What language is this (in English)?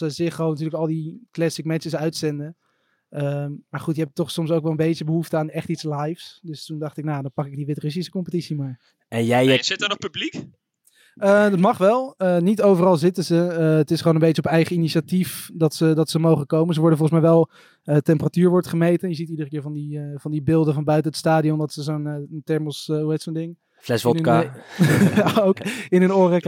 Dutch